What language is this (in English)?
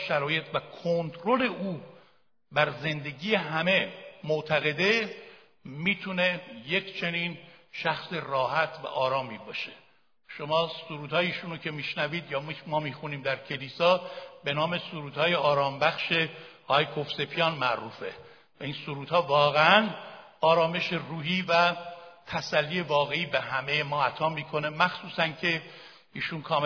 Persian